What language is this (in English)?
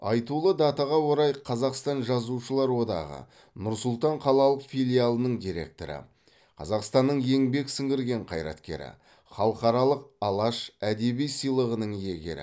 Kazakh